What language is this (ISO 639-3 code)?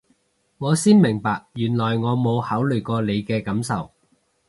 yue